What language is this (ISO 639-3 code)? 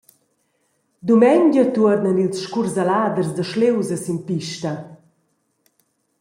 roh